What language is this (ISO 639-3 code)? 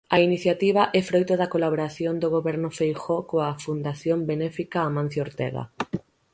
glg